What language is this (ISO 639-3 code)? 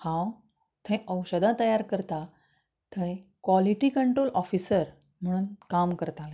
kok